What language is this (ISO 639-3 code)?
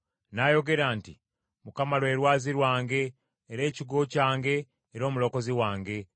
lug